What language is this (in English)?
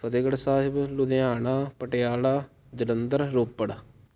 Punjabi